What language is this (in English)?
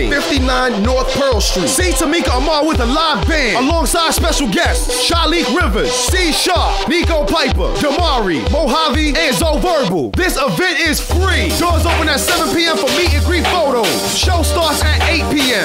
English